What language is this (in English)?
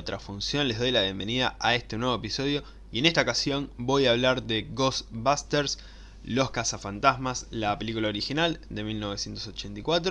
Spanish